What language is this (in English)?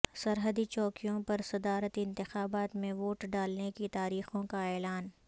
Urdu